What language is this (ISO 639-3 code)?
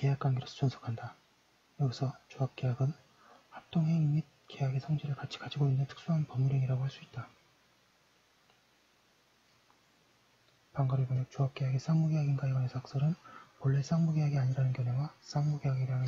kor